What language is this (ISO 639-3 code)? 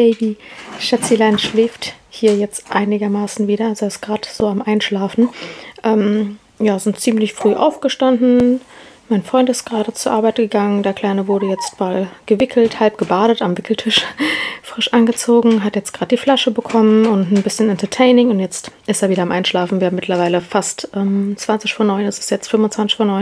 deu